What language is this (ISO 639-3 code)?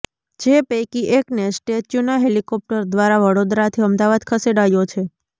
guj